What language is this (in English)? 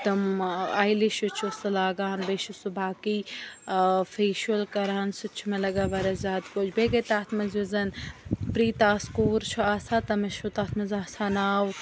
Kashmiri